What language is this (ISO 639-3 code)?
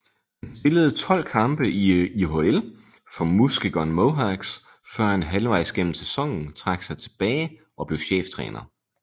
dan